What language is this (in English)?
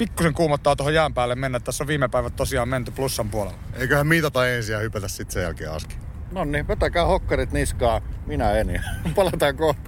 Finnish